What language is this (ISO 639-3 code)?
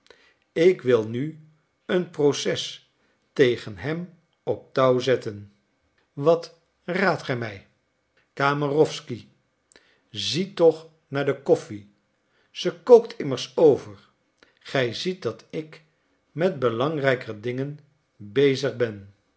nld